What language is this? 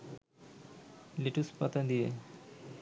Bangla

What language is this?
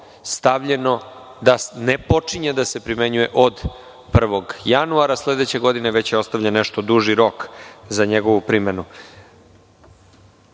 Serbian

